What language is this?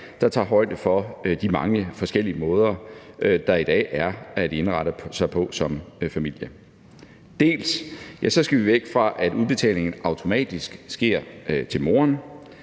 Danish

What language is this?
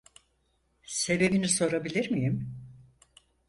Turkish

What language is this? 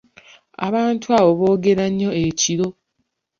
Ganda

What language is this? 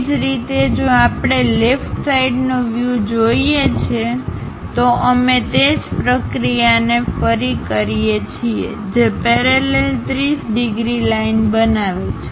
Gujarati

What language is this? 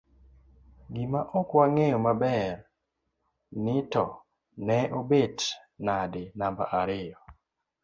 Luo (Kenya and Tanzania)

